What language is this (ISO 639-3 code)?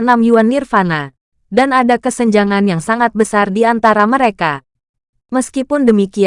ind